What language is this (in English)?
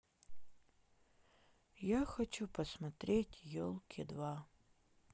Russian